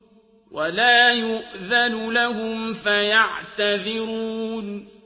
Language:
Arabic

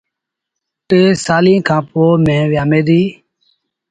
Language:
Sindhi Bhil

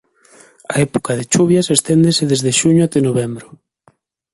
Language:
Galician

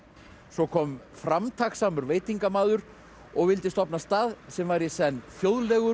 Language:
Icelandic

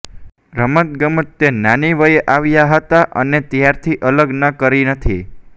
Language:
Gujarati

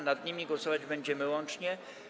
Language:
Polish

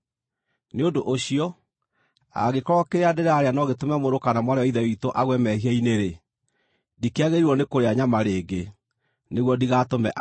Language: Kikuyu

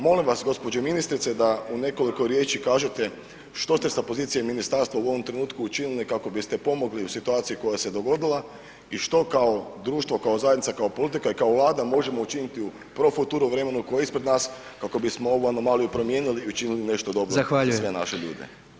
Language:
Croatian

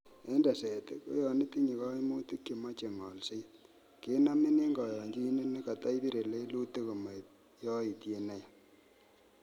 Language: Kalenjin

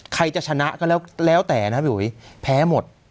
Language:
Thai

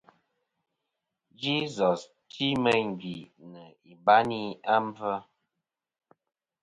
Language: Kom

